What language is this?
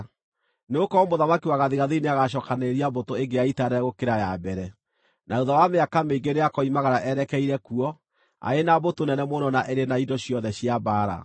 Kikuyu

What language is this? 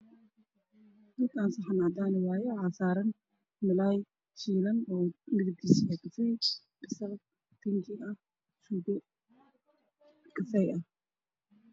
Somali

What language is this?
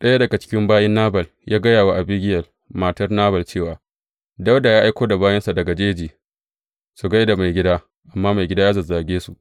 Hausa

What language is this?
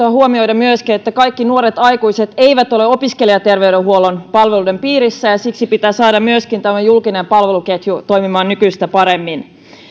Finnish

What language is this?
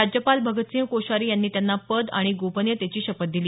Marathi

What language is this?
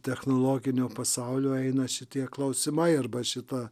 Lithuanian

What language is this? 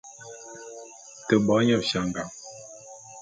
Bulu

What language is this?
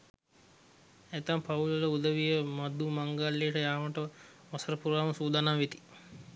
Sinhala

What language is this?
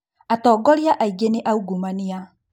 Kikuyu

